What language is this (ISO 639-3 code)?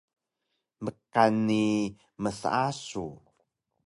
trv